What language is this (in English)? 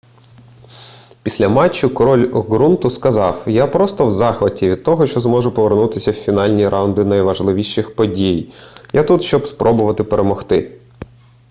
Ukrainian